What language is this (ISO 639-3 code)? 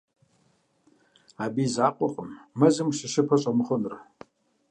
kbd